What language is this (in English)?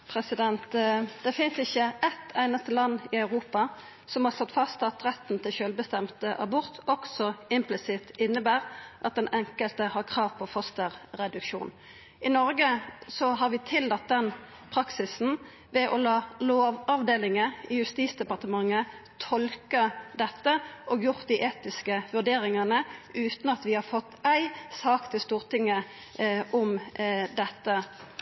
Norwegian Nynorsk